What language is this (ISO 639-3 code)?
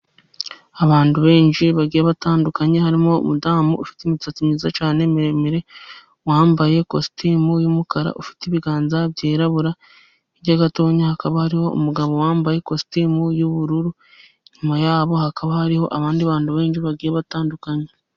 kin